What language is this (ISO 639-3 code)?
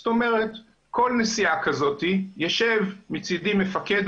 heb